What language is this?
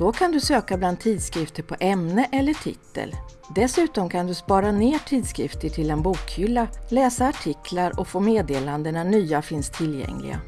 Swedish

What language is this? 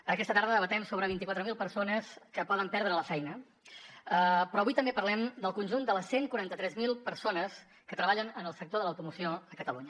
Catalan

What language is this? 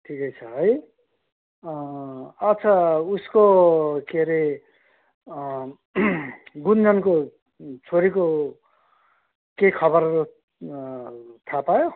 Nepali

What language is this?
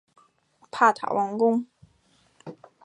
Chinese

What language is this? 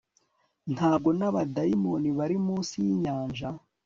Kinyarwanda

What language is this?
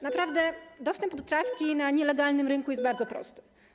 Polish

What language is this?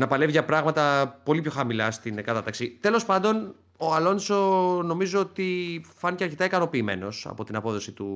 Greek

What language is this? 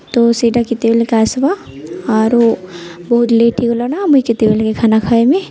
Odia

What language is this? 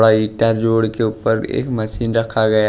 Hindi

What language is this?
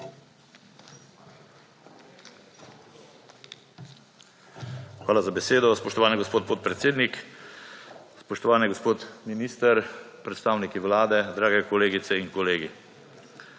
Slovenian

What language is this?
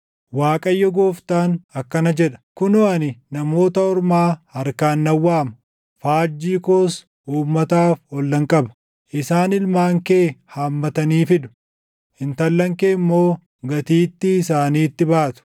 Oromo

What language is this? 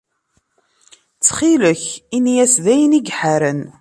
Kabyle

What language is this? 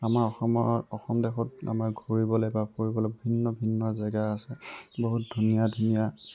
Assamese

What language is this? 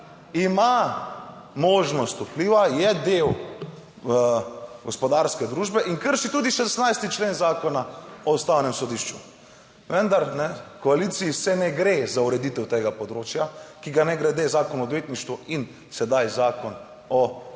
Slovenian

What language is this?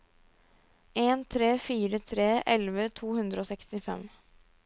Norwegian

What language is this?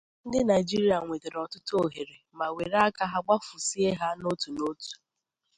Igbo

